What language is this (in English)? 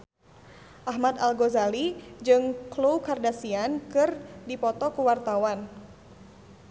Sundanese